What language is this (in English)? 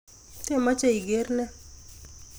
Kalenjin